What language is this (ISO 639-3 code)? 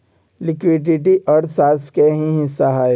mag